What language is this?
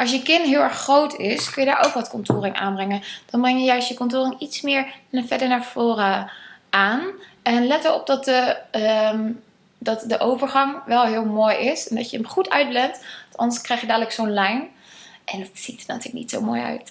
Dutch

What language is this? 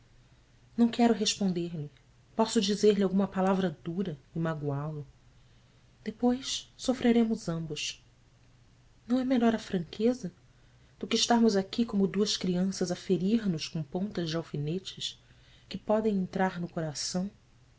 Portuguese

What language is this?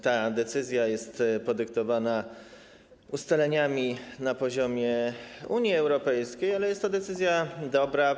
Polish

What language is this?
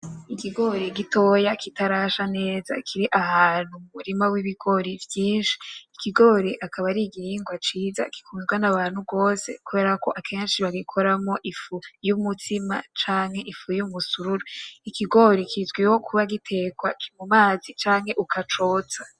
Rundi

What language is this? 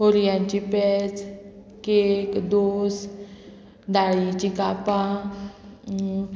Konkani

